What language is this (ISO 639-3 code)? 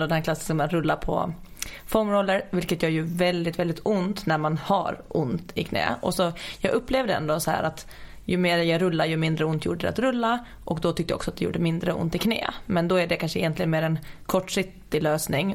swe